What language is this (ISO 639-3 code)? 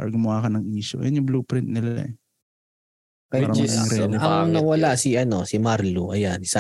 fil